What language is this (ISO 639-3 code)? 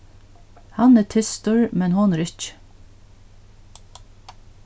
fao